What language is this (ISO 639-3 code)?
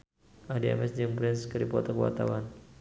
sun